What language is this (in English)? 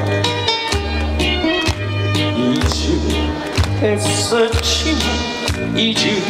Korean